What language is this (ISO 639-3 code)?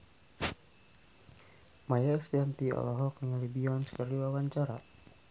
sun